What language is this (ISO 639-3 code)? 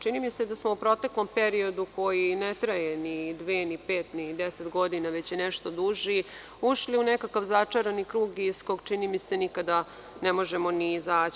srp